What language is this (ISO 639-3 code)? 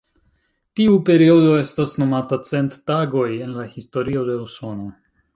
epo